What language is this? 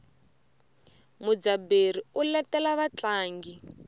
Tsonga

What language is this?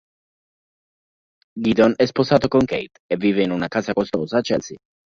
Italian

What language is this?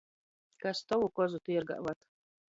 Latgalian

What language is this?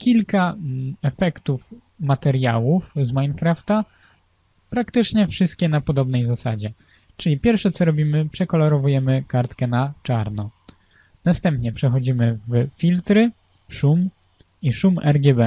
Polish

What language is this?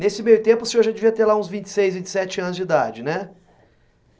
Portuguese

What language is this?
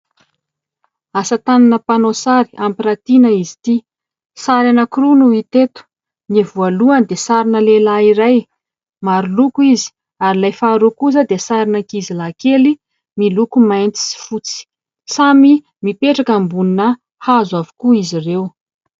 Malagasy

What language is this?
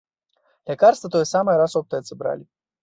Belarusian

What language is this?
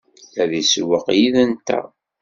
Kabyle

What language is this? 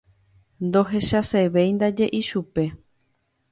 Guarani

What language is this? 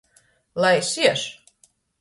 Latgalian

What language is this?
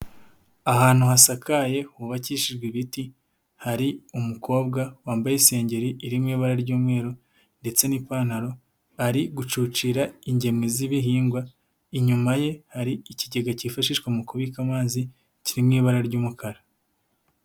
Kinyarwanda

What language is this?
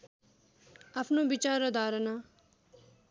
Nepali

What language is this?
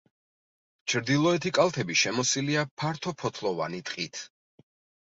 Georgian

